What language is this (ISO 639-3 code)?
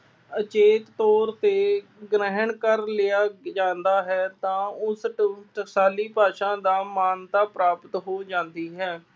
pan